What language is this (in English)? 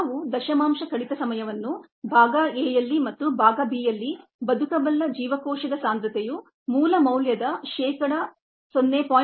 Kannada